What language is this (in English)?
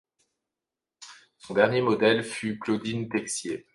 French